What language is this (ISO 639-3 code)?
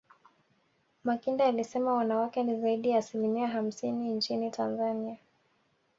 swa